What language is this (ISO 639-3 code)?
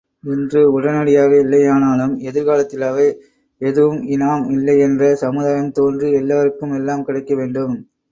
tam